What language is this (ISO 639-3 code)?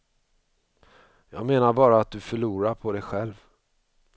swe